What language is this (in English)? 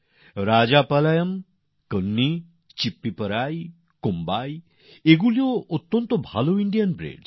Bangla